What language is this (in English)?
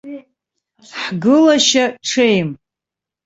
Abkhazian